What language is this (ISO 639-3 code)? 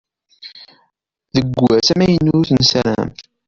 kab